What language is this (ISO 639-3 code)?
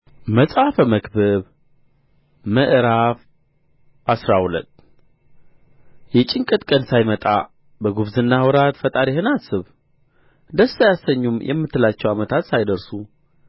amh